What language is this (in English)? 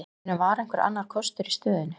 Icelandic